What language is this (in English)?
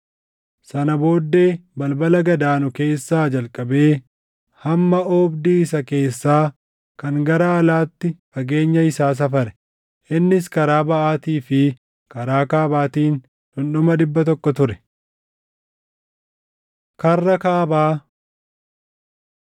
Oromo